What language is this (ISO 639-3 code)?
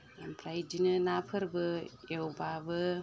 brx